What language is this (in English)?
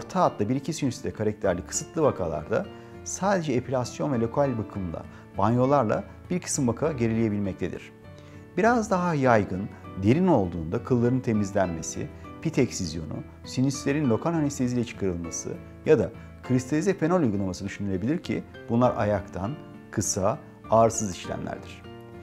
Turkish